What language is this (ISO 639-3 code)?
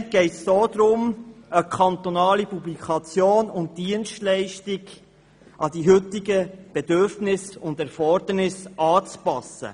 gsw